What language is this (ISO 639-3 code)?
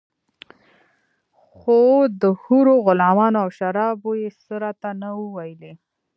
pus